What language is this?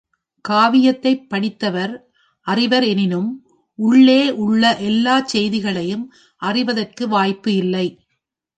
Tamil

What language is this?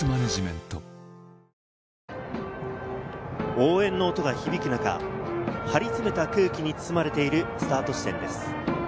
Japanese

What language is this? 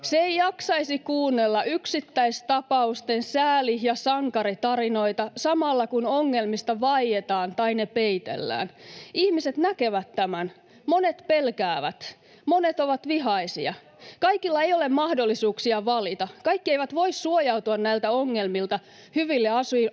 Finnish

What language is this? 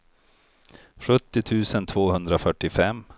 Swedish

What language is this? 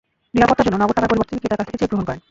Bangla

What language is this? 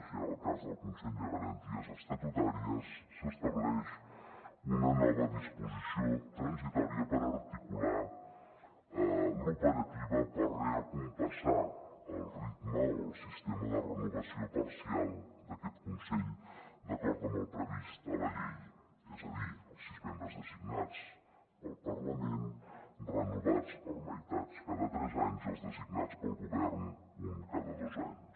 Catalan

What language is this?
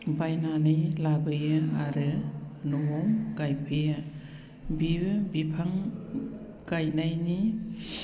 Bodo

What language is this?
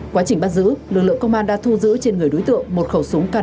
Vietnamese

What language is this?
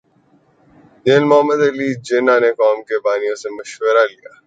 Urdu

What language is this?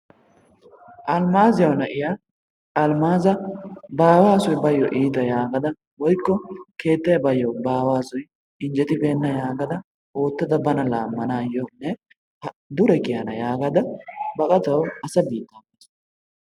Wolaytta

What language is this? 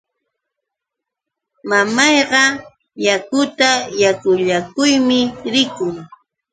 Yauyos Quechua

